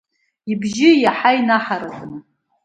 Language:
Abkhazian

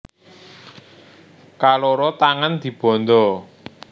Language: Javanese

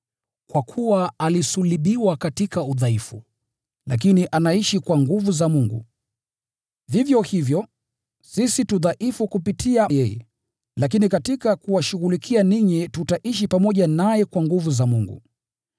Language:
Swahili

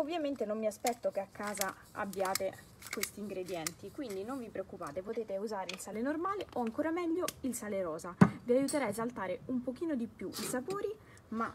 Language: Italian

